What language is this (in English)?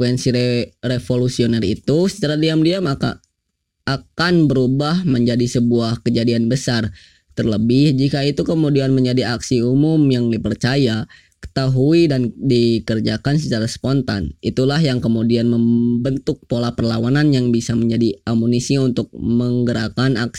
Indonesian